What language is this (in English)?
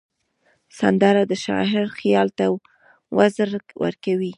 Pashto